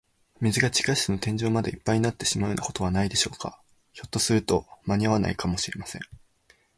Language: Japanese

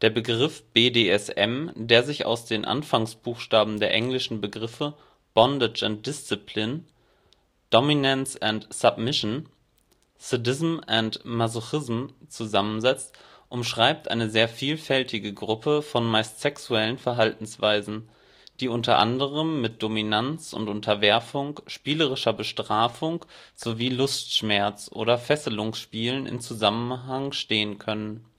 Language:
German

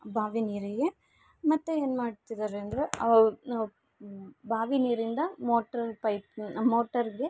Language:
Kannada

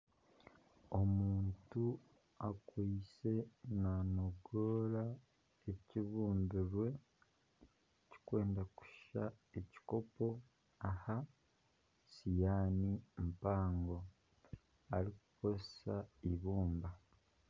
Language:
Nyankole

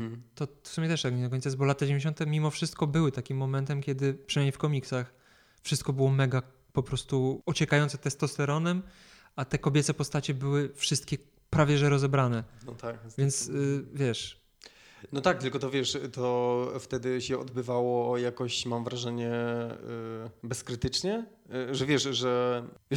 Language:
Polish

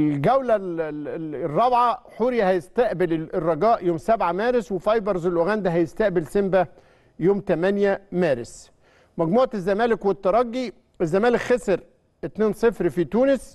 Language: Arabic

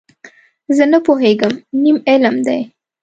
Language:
Pashto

